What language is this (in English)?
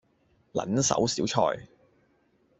Cantonese